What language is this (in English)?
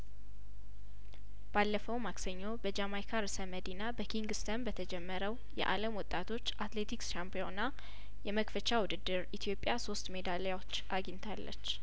Amharic